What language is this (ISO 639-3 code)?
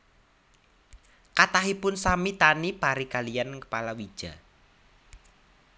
jav